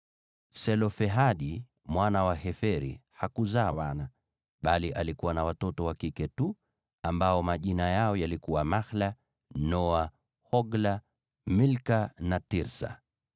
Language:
Swahili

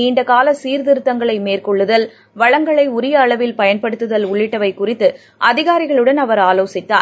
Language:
Tamil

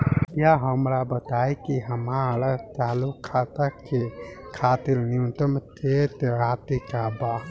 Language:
Bhojpuri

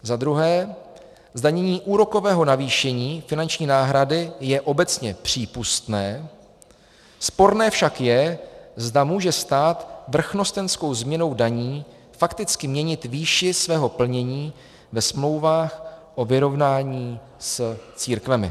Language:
Czech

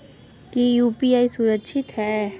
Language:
Magahi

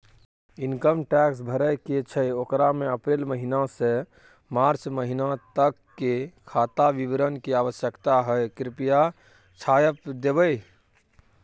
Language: Maithili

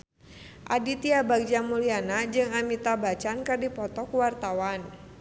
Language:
Sundanese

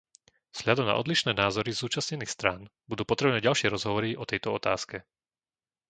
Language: Slovak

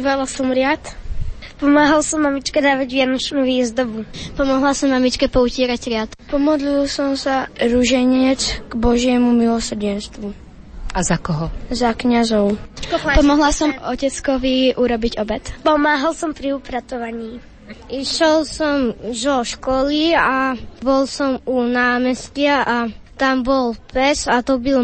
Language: Slovak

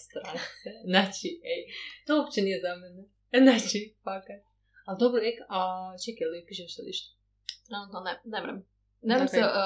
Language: Croatian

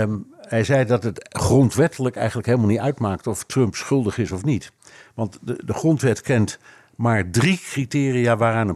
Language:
Dutch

